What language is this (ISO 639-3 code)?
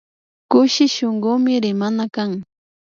qvi